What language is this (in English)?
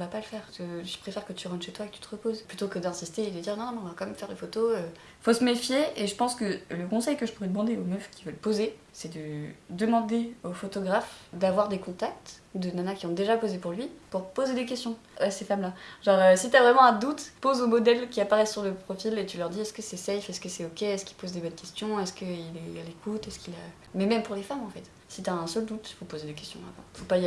French